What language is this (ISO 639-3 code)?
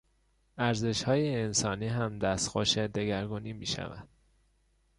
fas